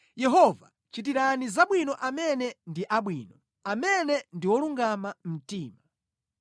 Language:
Nyanja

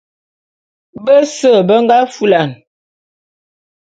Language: Bulu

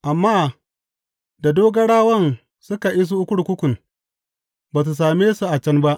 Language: Hausa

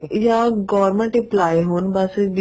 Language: Punjabi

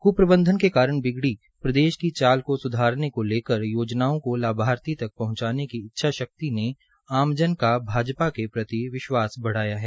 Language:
Hindi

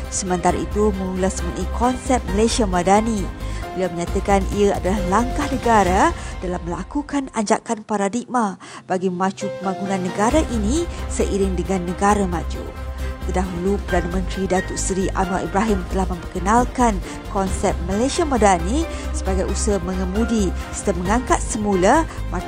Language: Malay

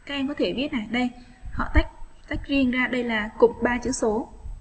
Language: Vietnamese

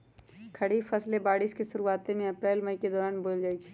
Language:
Magahi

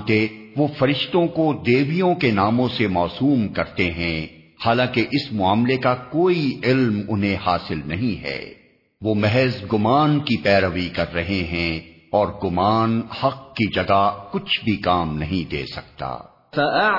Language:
Urdu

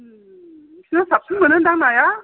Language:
Bodo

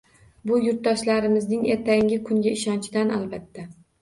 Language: Uzbek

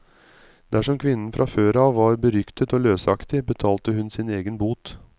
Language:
Norwegian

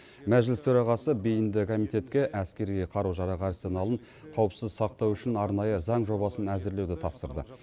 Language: Kazakh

